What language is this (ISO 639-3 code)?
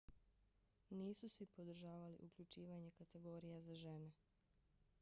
bos